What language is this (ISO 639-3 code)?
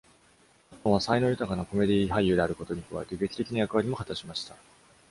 jpn